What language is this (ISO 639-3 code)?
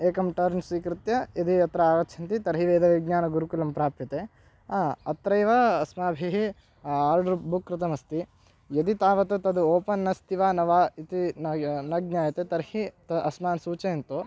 san